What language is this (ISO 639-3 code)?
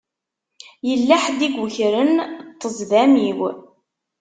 kab